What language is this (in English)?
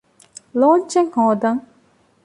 Divehi